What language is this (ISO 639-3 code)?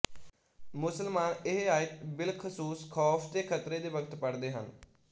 pan